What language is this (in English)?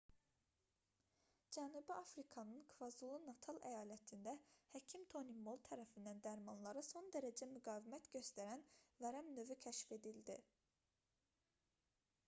Azerbaijani